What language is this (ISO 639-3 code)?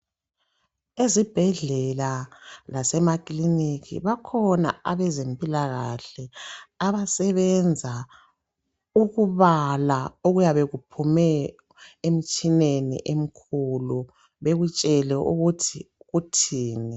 nde